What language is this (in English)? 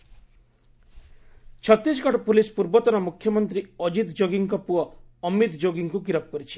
Odia